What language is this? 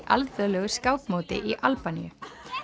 Icelandic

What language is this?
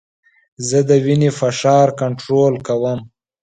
Pashto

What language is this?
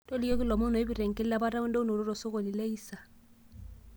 Masai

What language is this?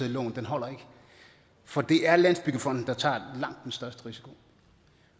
Danish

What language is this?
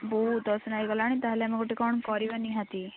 Odia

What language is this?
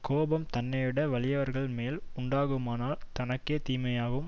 Tamil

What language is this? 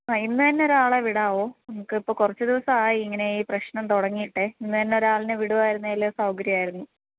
Malayalam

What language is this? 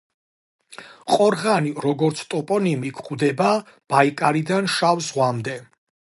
Georgian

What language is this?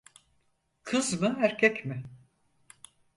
Turkish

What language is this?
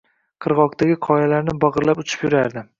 Uzbek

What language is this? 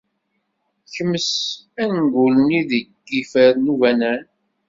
Kabyle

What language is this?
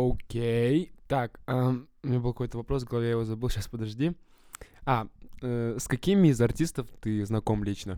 Russian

